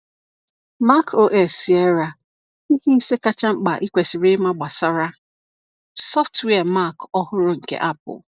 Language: Igbo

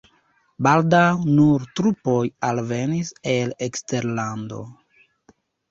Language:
Esperanto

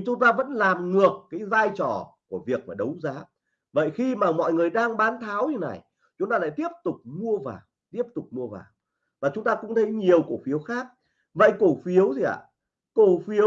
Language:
Vietnamese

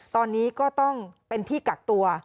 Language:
Thai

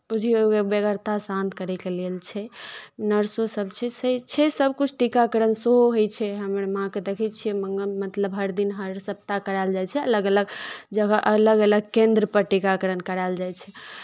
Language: Maithili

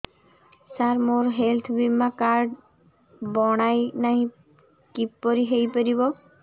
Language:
Odia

